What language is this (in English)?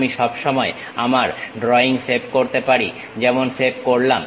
Bangla